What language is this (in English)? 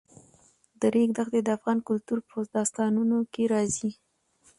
Pashto